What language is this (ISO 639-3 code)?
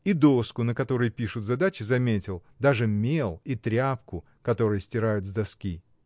rus